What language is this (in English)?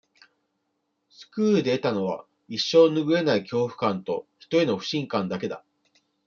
Japanese